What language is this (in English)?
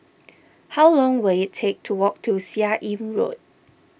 English